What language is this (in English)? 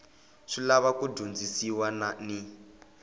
Tsonga